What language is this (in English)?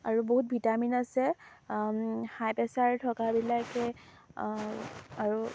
Assamese